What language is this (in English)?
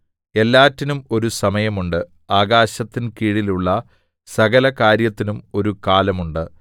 Malayalam